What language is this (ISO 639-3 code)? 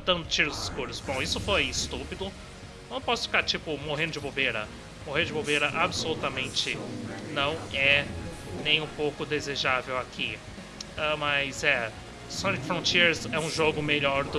por